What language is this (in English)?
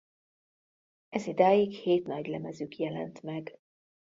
Hungarian